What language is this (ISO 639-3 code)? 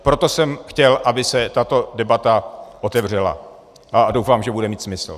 ces